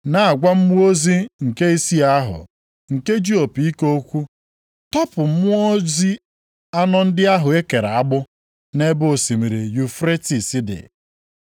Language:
Igbo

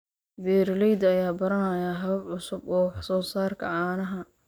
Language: Somali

